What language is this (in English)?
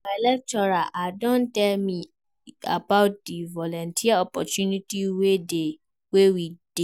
Nigerian Pidgin